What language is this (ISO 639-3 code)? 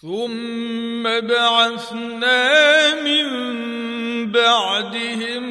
ara